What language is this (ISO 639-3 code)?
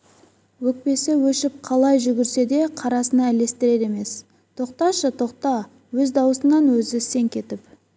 kaz